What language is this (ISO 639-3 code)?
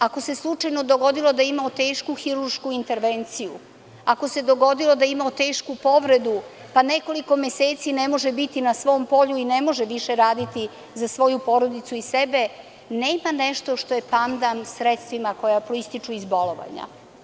srp